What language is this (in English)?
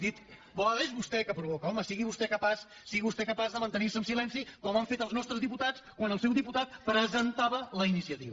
Catalan